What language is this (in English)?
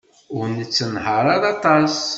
Kabyle